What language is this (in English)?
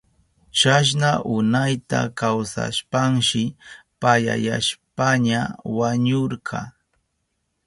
Southern Pastaza Quechua